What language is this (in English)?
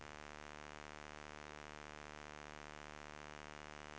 Swedish